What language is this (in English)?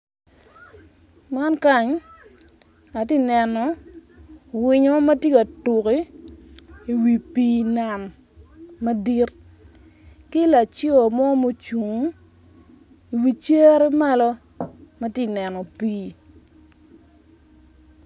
Acoli